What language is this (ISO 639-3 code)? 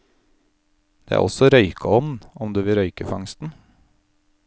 nor